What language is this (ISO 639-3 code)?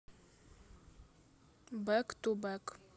rus